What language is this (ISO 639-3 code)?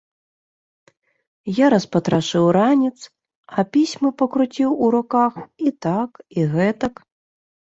bel